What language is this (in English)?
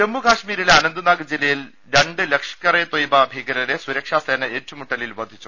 Malayalam